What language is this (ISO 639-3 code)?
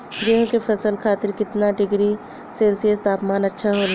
bho